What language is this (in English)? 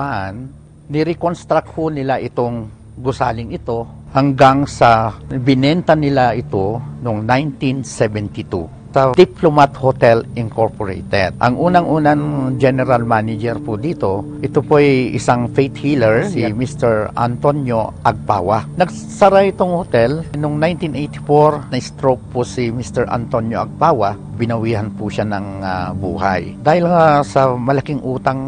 Filipino